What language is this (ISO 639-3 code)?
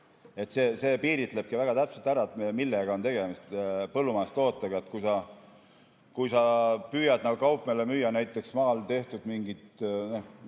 est